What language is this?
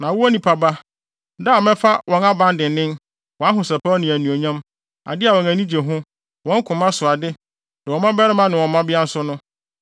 Akan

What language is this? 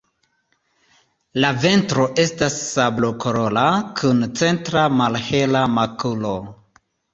Esperanto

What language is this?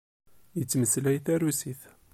Kabyle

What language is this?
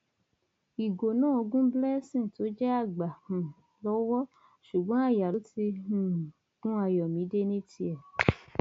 Yoruba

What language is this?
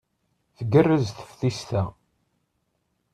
Kabyle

